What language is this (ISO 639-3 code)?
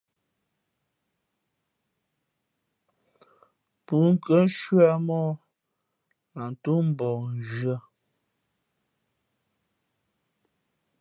fmp